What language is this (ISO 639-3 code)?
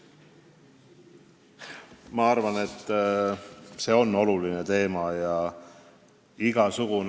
est